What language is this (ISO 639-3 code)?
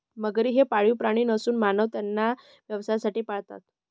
mar